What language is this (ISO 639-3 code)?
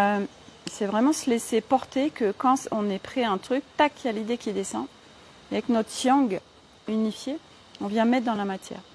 fra